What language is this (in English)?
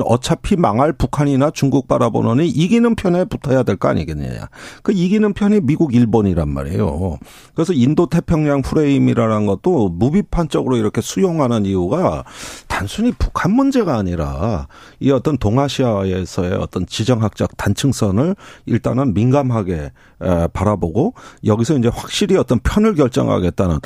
Korean